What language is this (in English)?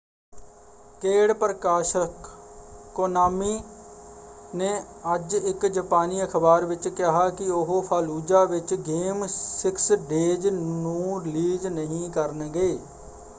Punjabi